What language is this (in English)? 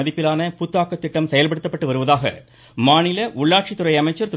Tamil